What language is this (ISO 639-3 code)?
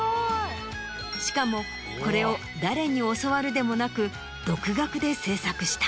jpn